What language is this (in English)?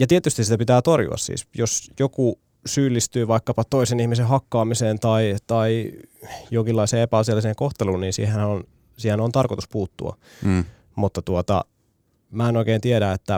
Finnish